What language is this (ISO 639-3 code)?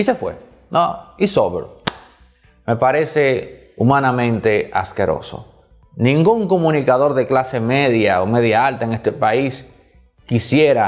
spa